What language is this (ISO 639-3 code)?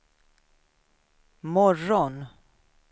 swe